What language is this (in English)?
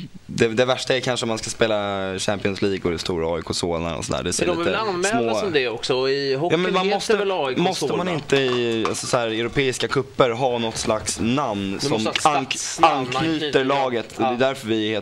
Swedish